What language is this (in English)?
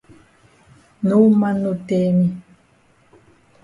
Cameroon Pidgin